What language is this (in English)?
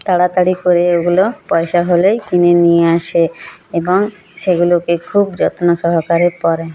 Bangla